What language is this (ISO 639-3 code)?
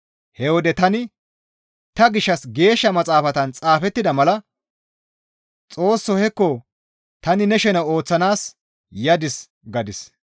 gmv